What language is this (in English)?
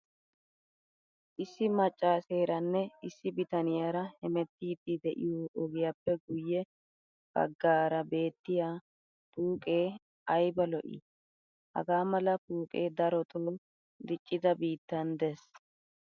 Wolaytta